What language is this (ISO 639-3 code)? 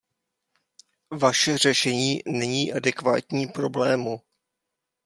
ces